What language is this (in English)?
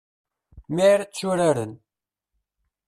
Kabyle